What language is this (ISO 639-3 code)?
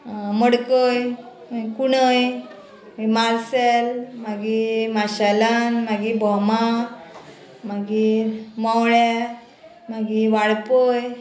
kok